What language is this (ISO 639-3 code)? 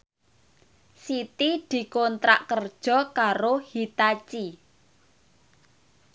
jav